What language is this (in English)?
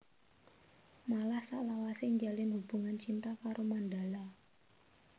Javanese